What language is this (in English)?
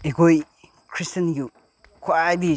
Manipuri